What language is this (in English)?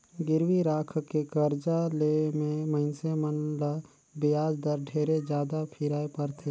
Chhattisgarhi